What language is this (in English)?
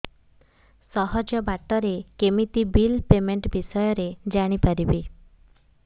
Odia